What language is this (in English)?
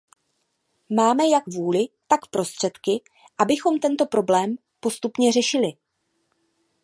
Czech